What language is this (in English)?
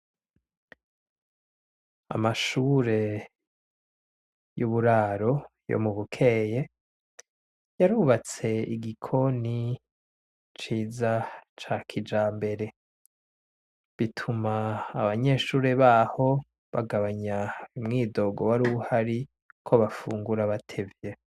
Rundi